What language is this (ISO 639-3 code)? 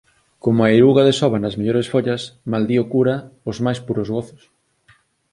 glg